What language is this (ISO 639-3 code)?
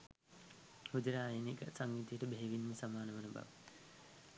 sin